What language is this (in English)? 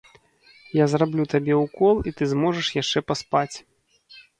Belarusian